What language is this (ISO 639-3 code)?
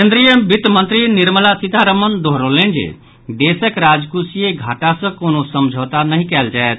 mai